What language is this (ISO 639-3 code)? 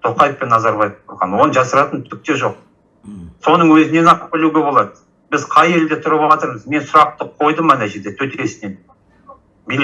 tur